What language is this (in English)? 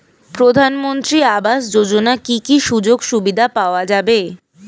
Bangla